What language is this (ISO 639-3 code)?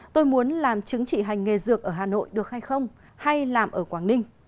vie